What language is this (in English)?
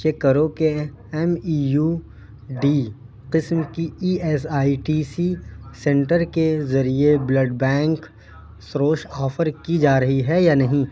Urdu